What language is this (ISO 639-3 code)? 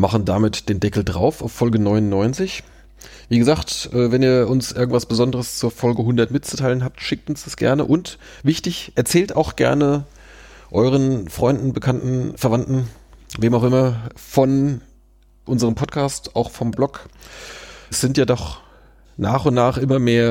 deu